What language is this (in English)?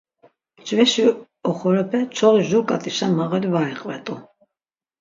Laz